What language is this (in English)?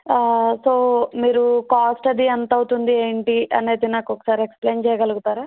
Telugu